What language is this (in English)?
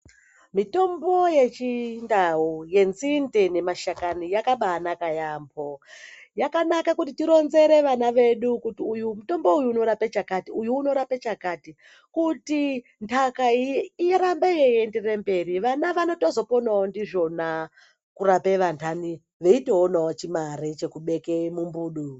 Ndau